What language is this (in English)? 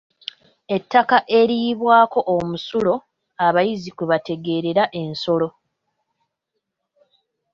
Ganda